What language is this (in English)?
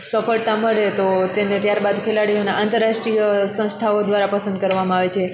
Gujarati